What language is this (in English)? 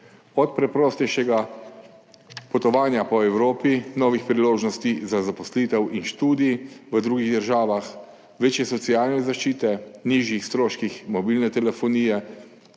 Slovenian